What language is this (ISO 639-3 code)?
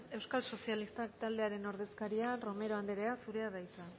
eus